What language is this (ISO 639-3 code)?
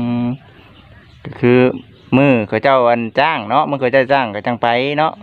tha